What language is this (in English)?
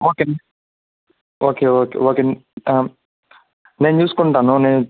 Telugu